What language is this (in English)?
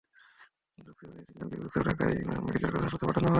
Bangla